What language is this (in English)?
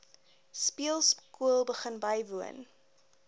Afrikaans